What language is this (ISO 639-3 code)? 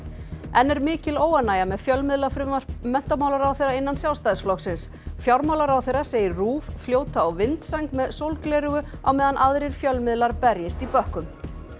isl